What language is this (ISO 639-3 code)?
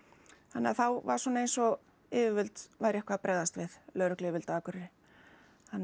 isl